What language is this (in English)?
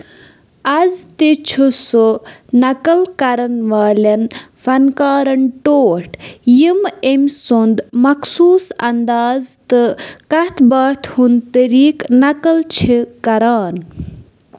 Kashmiri